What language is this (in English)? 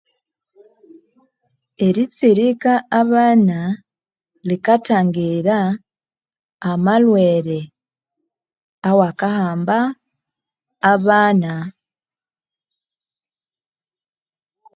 Konzo